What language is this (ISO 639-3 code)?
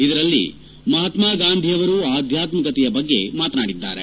kan